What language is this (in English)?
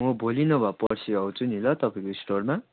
Nepali